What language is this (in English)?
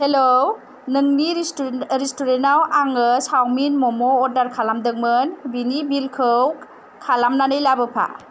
Bodo